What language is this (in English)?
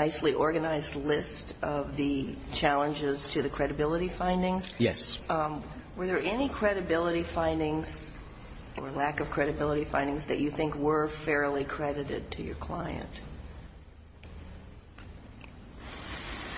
English